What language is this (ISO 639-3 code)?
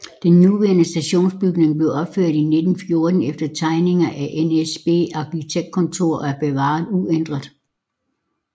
dan